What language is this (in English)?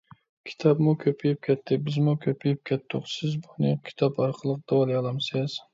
Uyghur